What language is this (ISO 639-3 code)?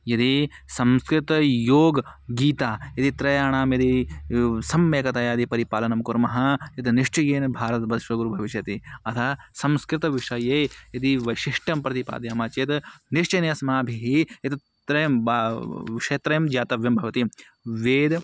san